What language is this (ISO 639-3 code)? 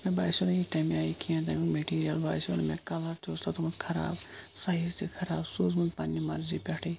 kas